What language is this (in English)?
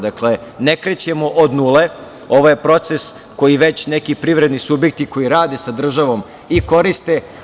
Serbian